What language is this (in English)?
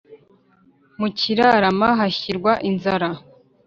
Kinyarwanda